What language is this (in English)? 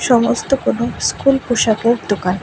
Bangla